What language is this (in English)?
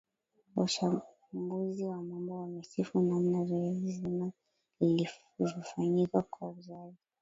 Swahili